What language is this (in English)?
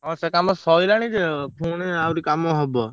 Odia